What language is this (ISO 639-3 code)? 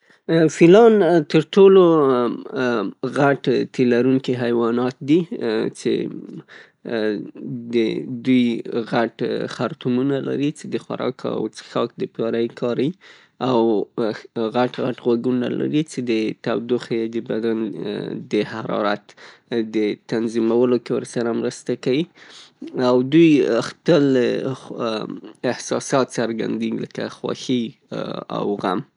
pus